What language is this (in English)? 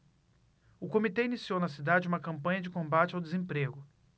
Portuguese